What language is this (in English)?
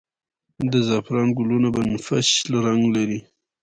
Pashto